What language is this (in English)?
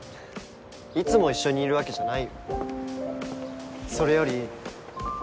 Japanese